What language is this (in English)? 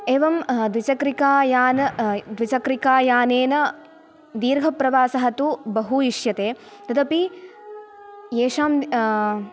Sanskrit